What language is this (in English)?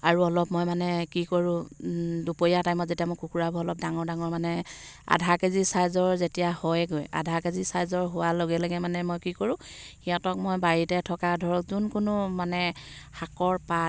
Assamese